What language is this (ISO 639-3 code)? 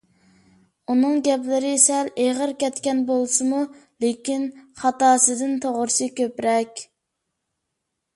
uig